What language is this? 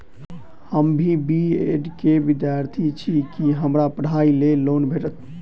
Maithili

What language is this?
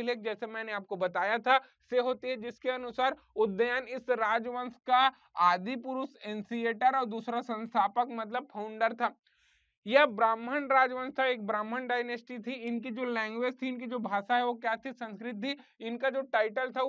Hindi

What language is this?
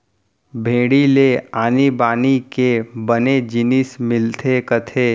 Chhattisgarhi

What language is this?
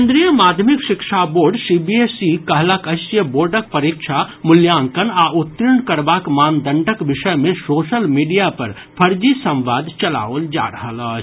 Maithili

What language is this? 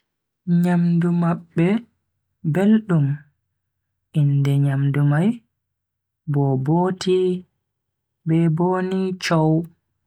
Bagirmi Fulfulde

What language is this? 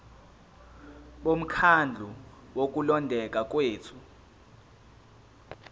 Zulu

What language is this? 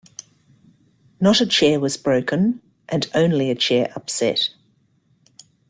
English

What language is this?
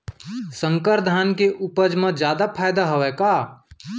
Chhattisgarhi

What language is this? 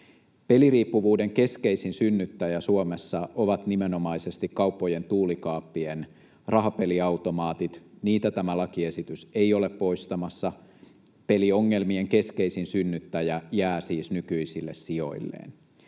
Finnish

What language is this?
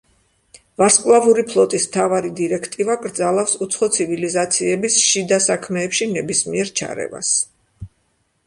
Georgian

